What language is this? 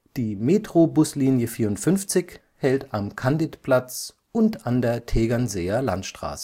German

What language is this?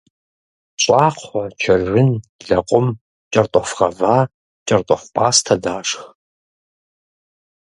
Kabardian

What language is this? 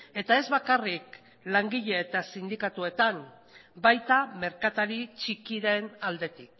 Basque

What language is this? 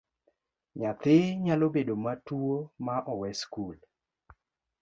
Luo (Kenya and Tanzania)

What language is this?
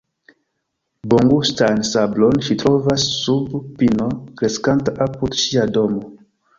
Esperanto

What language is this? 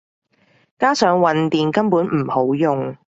Cantonese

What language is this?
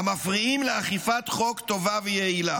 Hebrew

